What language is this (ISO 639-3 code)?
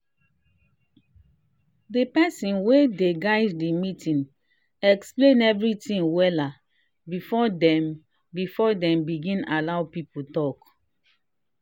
pcm